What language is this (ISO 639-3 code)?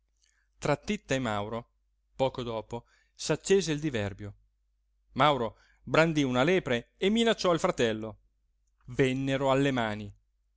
ita